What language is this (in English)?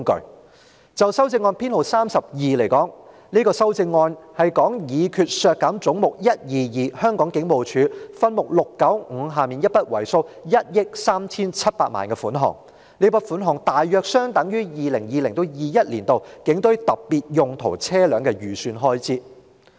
Cantonese